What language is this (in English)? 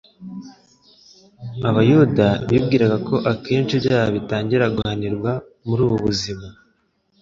Kinyarwanda